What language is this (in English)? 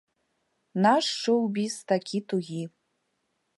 Belarusian